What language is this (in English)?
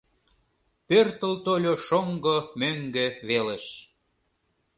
Mari